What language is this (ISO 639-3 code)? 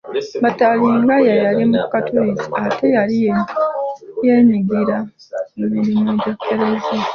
lug